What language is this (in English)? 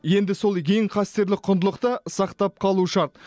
Kazakh